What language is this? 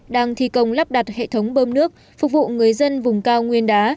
Vietnamese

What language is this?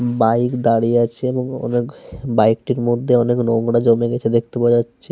Bangla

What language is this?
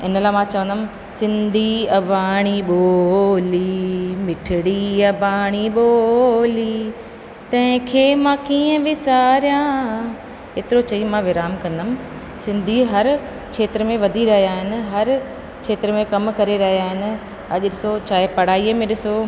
Sindhi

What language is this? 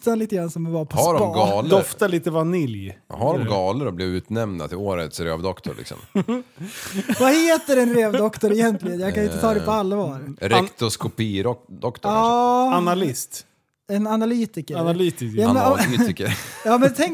Swedish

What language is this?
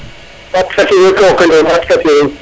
Serer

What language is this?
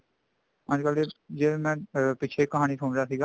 Punjabi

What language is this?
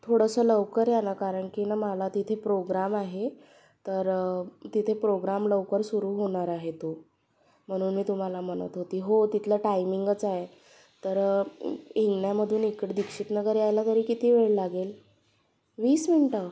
Marathi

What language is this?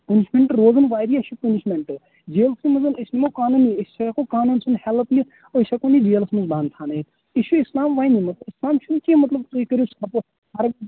Kashmiri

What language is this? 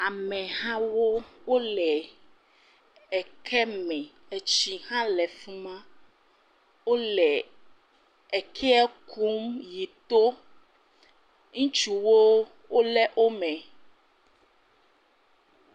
Ewe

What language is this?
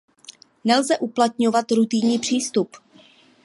Czech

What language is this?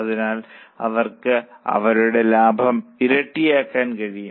Malayalam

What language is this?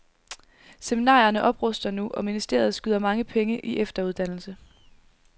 Danish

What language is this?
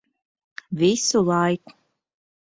Latvian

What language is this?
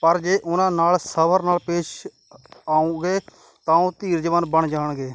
Punjabi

